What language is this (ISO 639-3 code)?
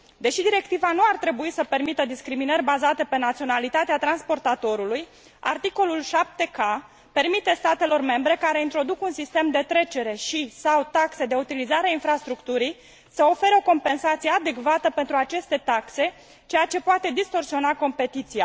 ron